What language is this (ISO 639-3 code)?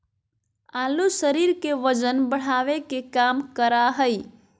mag